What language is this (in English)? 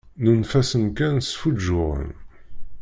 Kabyle